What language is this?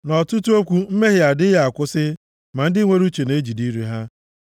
Igbo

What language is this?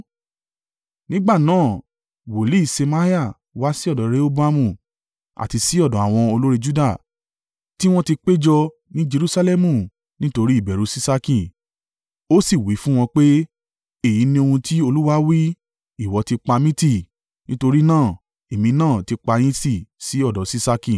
Yoruba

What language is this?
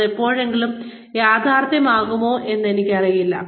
Malayalam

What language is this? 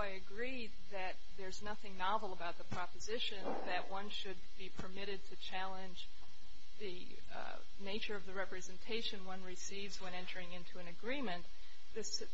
English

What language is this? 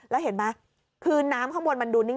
Thai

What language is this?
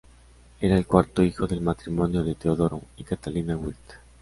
Spanish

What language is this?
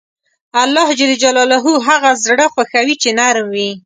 Pashto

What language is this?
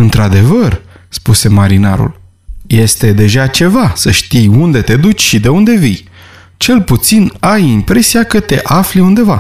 Romanian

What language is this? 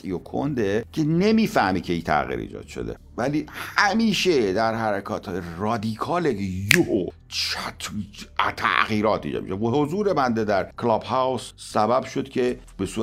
Persian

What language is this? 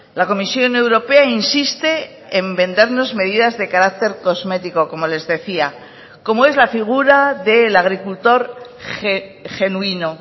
Spanish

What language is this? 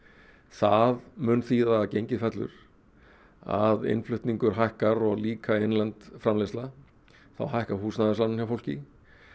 Icelandic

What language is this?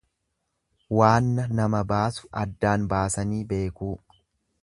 Oromo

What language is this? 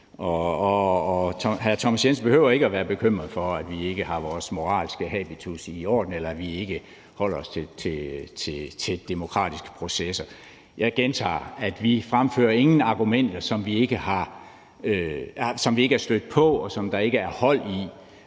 Danish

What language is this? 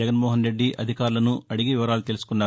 Telugu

